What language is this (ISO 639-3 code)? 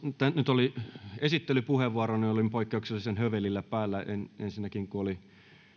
fin